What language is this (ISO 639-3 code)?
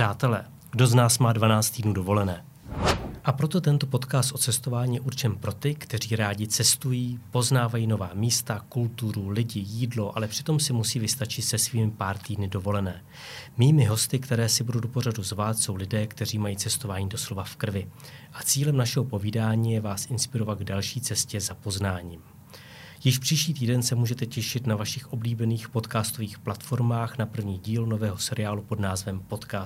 ces